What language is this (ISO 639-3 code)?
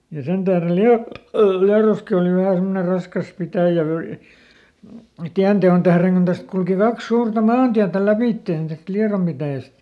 fin